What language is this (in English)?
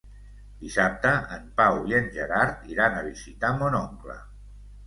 Catalan